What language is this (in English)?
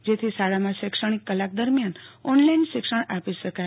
Gujarati